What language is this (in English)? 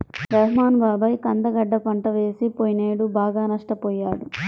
Telugu